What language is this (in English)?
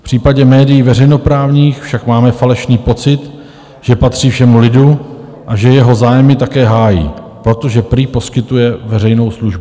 Czech